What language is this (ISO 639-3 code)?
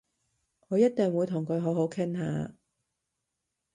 yue